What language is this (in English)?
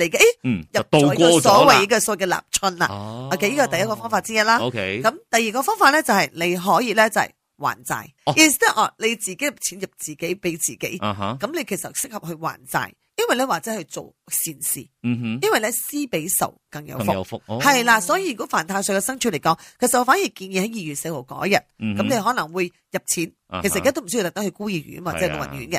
Chinese